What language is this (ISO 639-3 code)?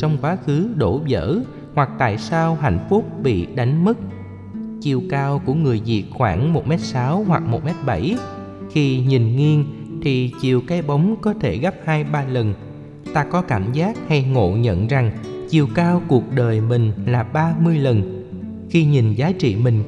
vie